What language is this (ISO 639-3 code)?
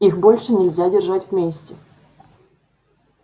rus